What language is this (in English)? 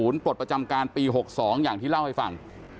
Thai